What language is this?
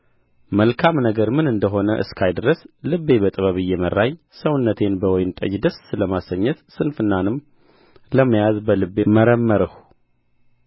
Amharic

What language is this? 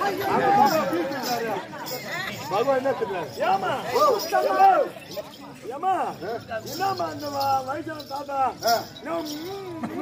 Arabic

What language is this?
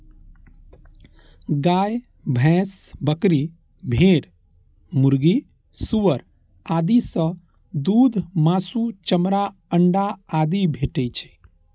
Maithili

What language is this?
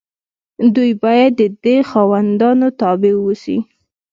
Pashto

